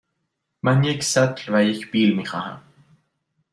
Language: Persian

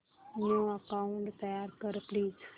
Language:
Marathi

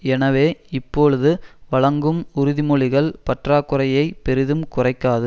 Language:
Tamil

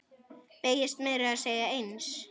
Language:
Icelandic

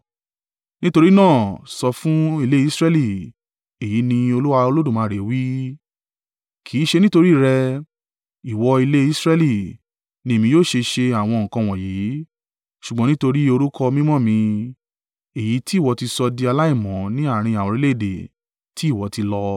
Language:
Yoruba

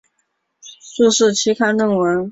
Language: Chinese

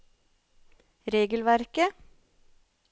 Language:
Norwegian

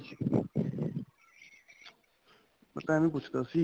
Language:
Punjabi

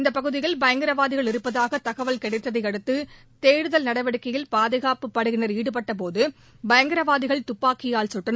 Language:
Tamil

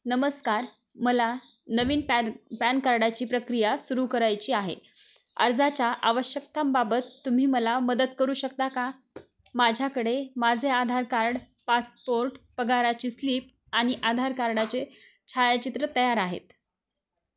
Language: Marathi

